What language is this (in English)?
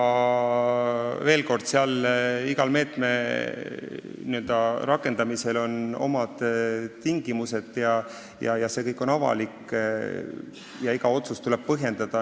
Estonian